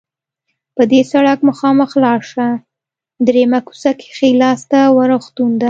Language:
Pashto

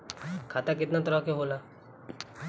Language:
Bhojpuri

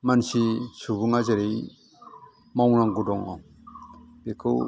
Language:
Bodo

